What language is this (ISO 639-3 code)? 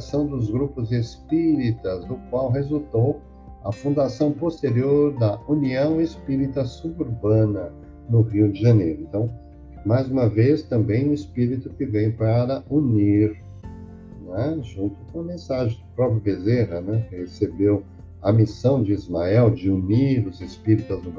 por